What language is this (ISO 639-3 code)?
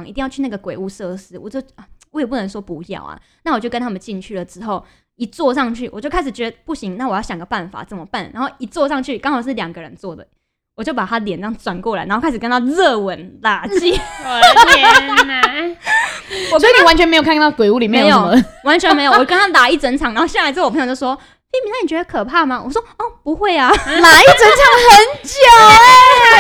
zho